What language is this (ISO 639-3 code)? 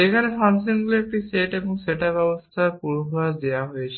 ben